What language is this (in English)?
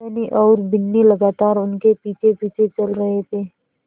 Hindi